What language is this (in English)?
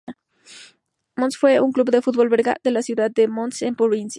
Spanish